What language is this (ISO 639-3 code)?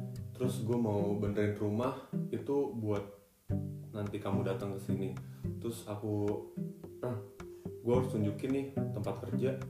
ind